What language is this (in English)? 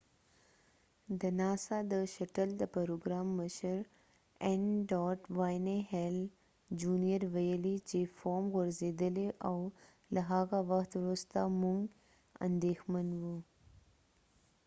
Pashto